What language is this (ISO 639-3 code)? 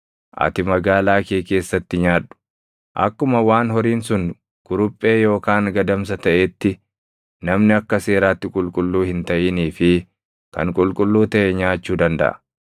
orm